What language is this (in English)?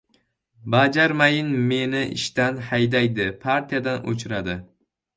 Uzbek